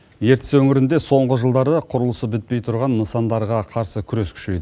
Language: Kazakh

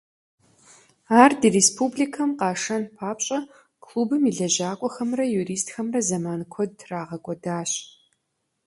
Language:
Kabardian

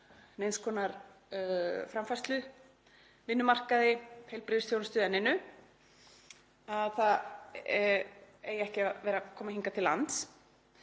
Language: Icelandic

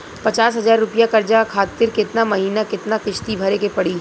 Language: Bhojpuri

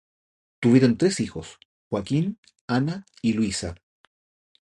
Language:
Spanish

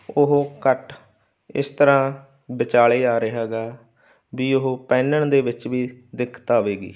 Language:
Punjabi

